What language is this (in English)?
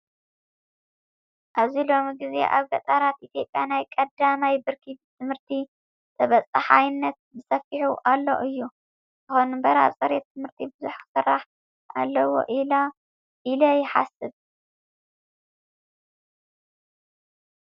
Tigrinya